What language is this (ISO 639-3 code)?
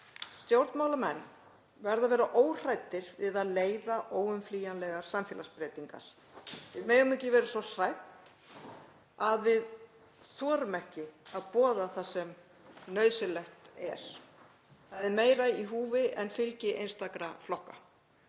isl